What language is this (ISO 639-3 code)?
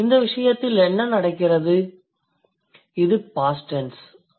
tam